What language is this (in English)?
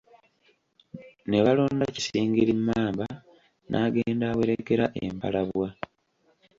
Ganda